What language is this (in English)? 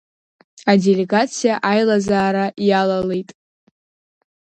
Abkhazian